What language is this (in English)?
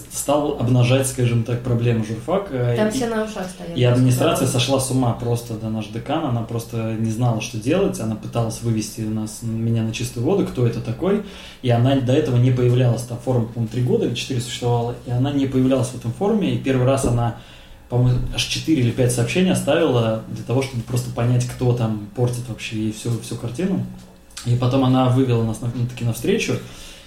Russian